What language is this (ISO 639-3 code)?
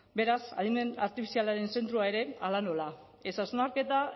eus